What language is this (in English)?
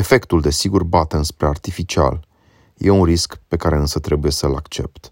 Romanian